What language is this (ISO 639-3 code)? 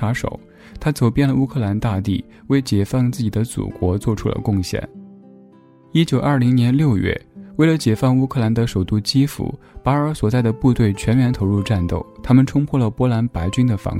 zho